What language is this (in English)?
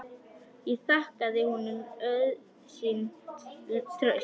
Icelandic